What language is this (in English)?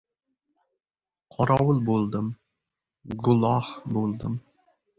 Uzbek